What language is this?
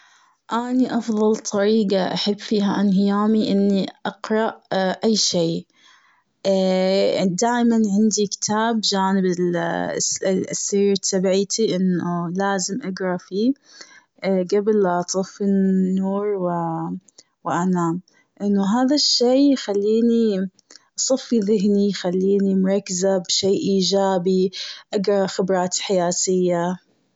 Gulf Arabic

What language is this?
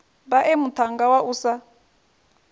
Venda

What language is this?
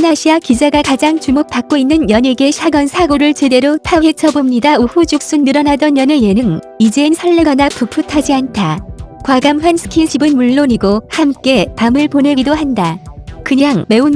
Korean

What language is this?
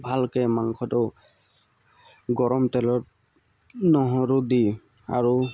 Assamese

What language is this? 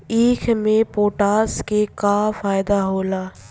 Bhojpuri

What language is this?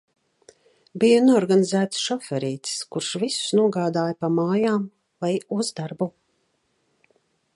Latvian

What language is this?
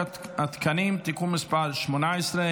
Hebrew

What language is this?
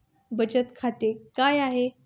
Marathi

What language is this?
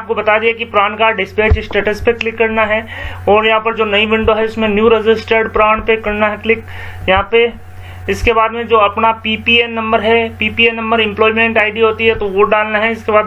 Hindi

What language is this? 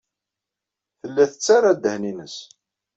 Kabyle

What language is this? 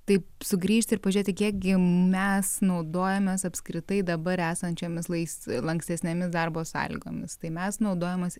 Lithuanian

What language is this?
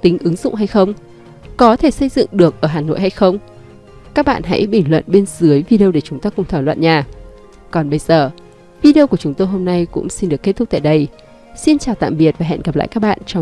Vietnamese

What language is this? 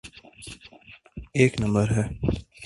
Urdu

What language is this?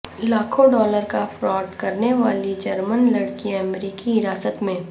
Urdu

